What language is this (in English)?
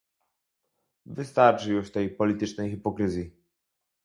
Polish